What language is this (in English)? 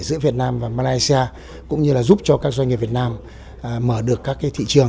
Vietnamese